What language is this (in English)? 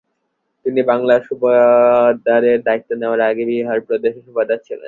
Bangla